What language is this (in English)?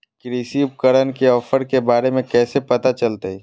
Magahi